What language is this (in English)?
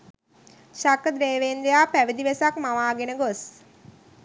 Sinhala